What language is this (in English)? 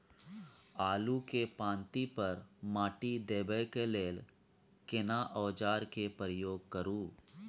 Maithili